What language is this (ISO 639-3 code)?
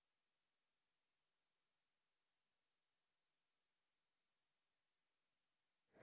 dan